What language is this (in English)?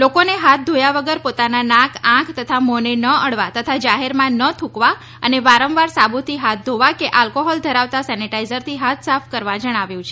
Gujarati